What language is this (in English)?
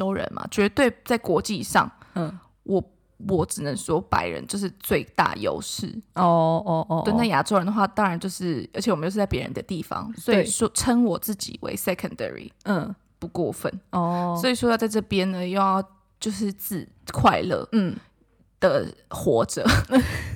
Chinese